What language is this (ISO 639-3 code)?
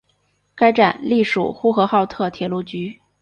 zho